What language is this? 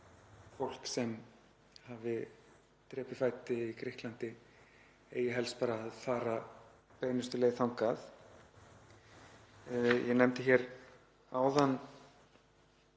Icelandic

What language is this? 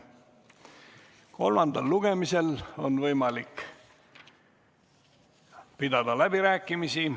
Estonian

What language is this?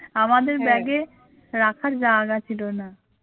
Bangla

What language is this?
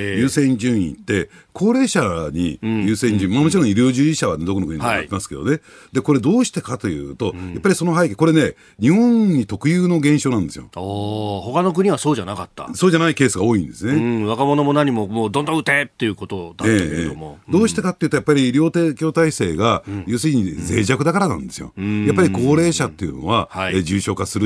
Japanese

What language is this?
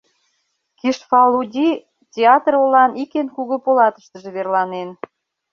Mari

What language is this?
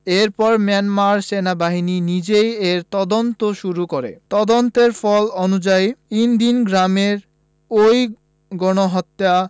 Bangla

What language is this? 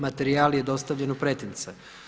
Croatian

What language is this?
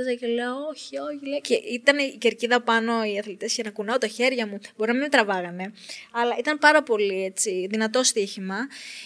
Greek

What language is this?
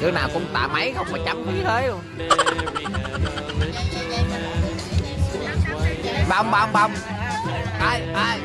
Vietnamese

